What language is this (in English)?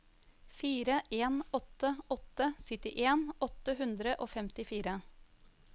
Norwegian